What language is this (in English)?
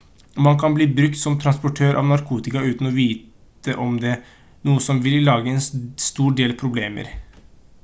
Norwegian Bokmål